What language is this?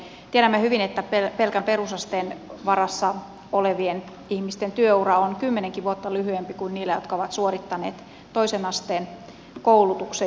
Finnish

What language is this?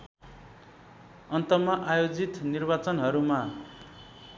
Nepali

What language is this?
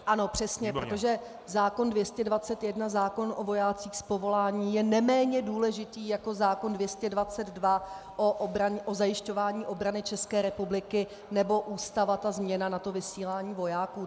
Czech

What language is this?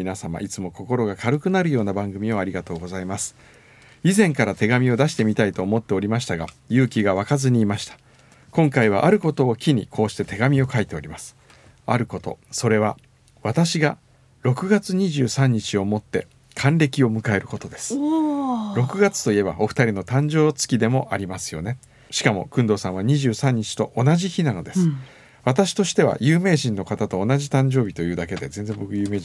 Japanese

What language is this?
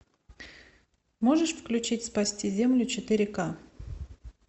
Russian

